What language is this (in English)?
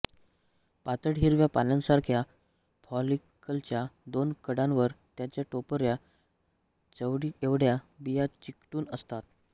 Marathi